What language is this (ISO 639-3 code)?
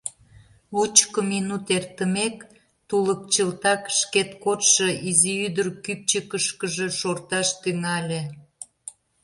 chm